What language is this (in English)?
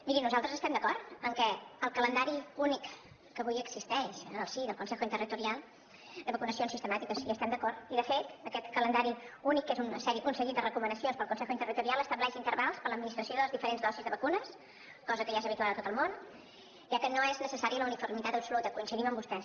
Catalan